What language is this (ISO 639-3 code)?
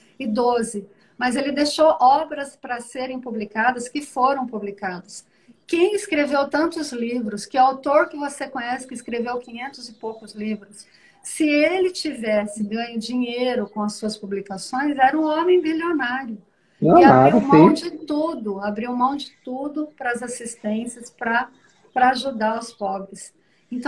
por